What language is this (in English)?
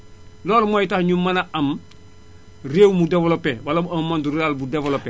Wolof